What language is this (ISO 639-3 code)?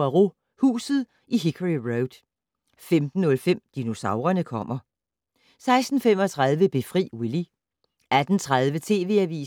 dan